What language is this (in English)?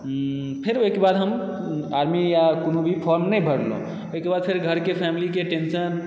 Maithili